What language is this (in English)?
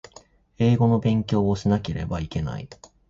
Japanese